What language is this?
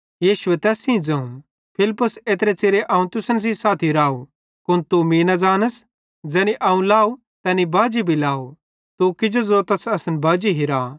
Bhadrawahi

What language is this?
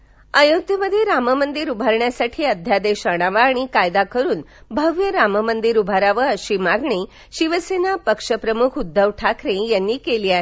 Marathi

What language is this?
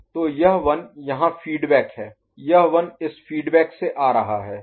Hindi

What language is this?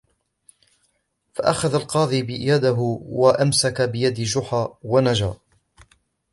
Arabic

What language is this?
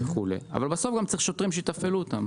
Hebrew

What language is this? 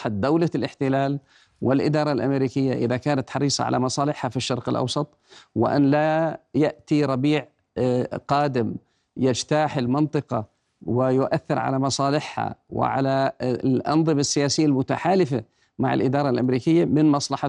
Arabic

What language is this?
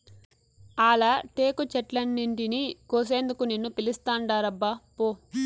Telugu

